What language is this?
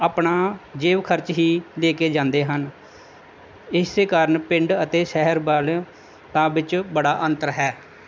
Punjabi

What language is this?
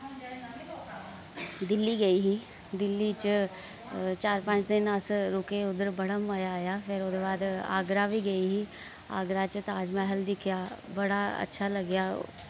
Dogri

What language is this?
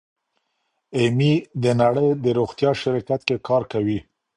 Pashto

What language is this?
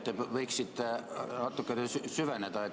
Estonian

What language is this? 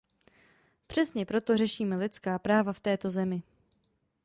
Czech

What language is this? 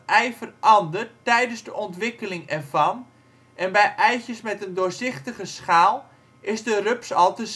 Dutch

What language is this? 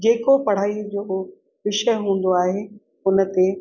Sindhi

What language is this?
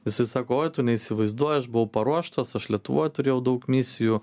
Lithuanian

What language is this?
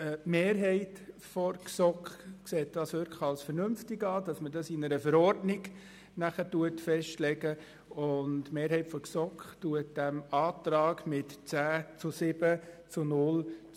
Swiss German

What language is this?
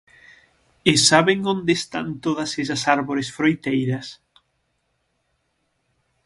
Galician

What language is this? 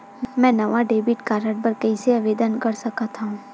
Chhattisgarhi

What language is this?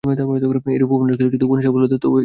Bangla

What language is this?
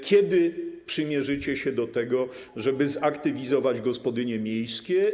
Polish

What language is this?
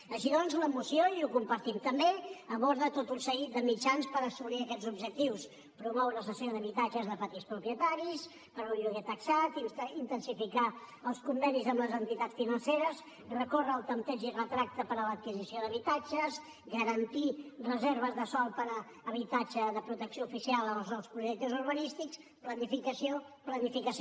Catalan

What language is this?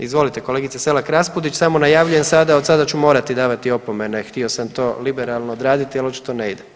Croatian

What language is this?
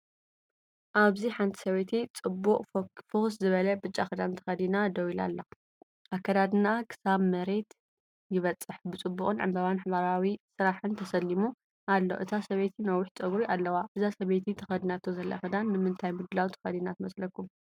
Tigrinya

